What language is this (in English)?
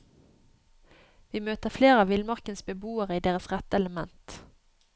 Norwegian